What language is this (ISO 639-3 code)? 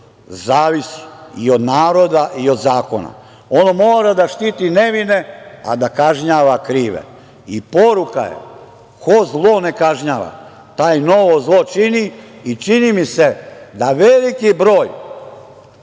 srp